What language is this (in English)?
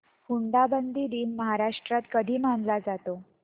Marathi